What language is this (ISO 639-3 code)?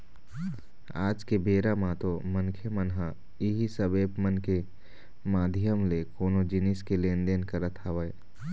hne